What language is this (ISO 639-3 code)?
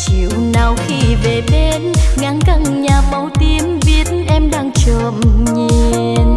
vie